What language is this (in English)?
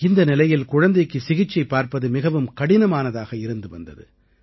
Tamil